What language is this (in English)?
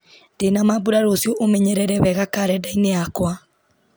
Kikuyu